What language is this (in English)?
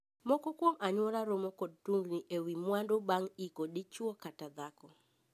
Luo (Kenya and Tanzania)